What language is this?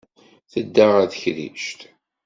Kabyle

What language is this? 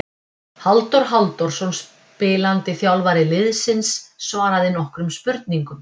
Icelandic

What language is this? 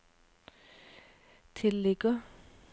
Norwegian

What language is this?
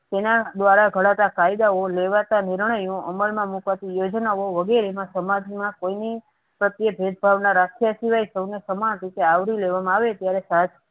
Gujarati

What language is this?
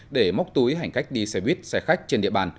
Vietnamese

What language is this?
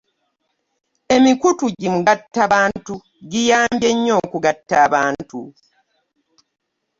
Ganda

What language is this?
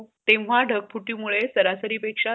Marathi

